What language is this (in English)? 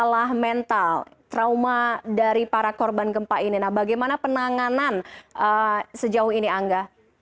Indonesian